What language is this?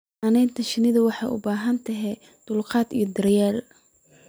Somali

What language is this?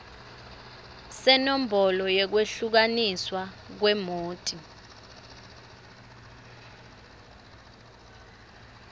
Swati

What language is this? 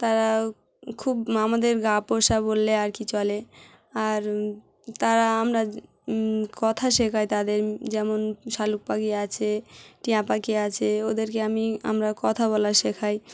Bangla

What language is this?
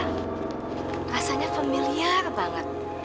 Indonesian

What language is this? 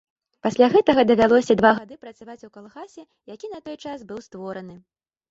Belarusian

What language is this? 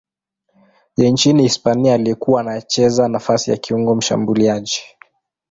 Swahili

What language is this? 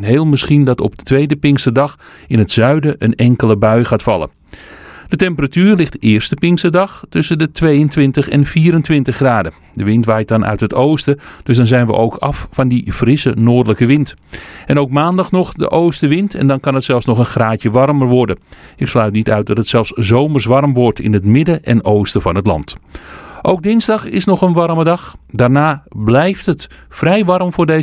Dutch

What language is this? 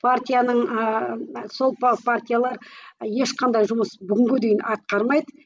Kazakh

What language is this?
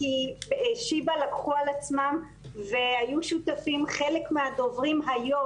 Hebrew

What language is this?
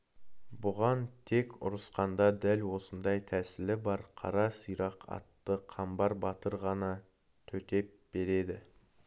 Kazakh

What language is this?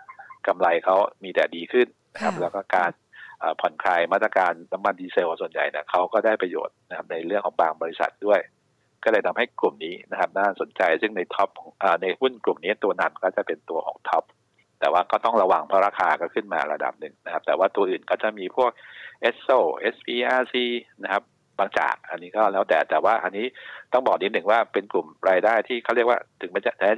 Thai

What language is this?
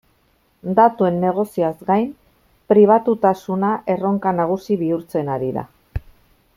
Basque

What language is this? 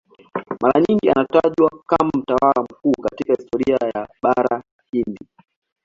Swahili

